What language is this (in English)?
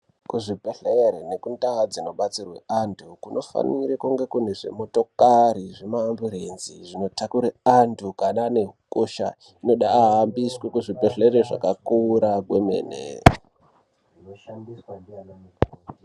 Ndau